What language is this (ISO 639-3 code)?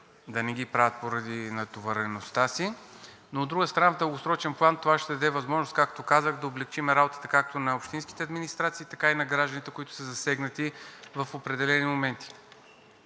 bul